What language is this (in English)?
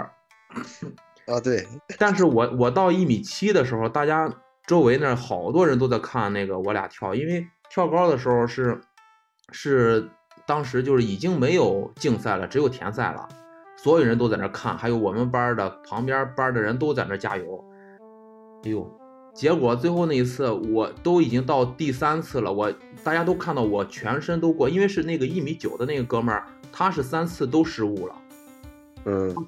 Chinese